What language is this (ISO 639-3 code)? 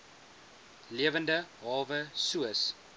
afr